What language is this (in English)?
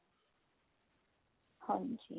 Punjabi